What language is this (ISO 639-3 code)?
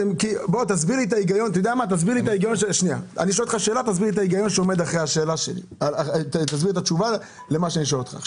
heb